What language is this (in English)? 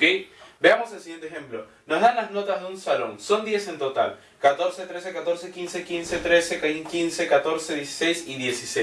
Spanish